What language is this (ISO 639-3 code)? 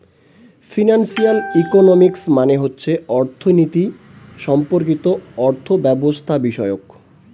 ben